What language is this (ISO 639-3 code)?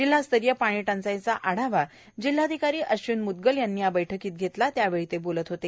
mar